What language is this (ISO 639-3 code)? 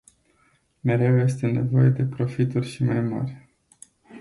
ron